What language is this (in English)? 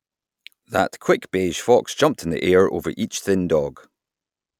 English